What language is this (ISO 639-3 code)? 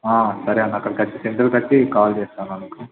tel